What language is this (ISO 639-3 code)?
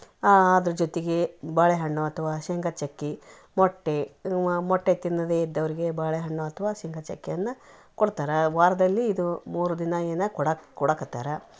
kan